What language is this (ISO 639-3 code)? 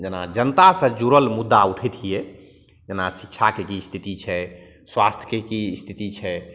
mai